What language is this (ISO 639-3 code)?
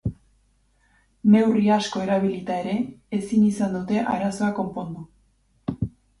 eus